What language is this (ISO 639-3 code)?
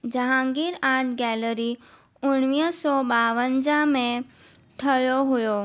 snd